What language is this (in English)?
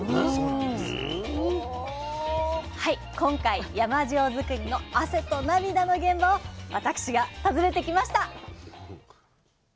Japanese